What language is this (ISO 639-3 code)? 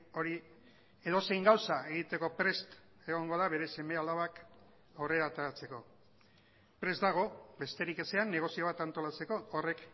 eus